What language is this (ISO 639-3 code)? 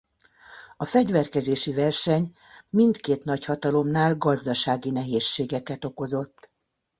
hun